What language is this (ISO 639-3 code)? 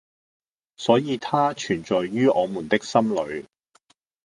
yue